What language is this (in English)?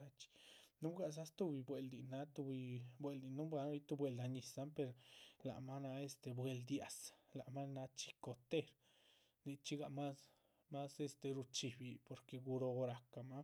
Chichicapan Zapotec